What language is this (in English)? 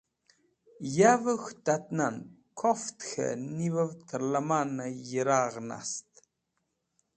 Wakhi